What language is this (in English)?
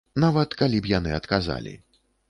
Belarusian